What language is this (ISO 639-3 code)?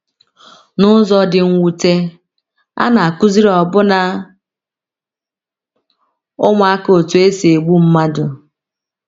ibo